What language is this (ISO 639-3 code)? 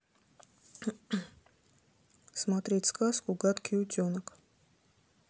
rus